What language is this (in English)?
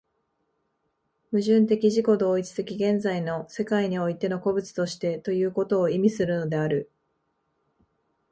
Japanese